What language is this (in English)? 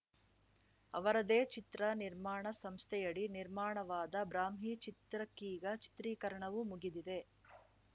Kannada